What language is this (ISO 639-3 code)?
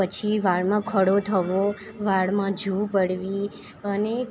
guj